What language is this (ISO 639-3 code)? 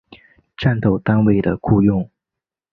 zho